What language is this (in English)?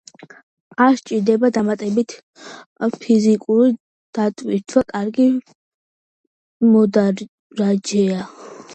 Georgian